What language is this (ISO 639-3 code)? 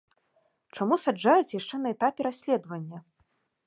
bel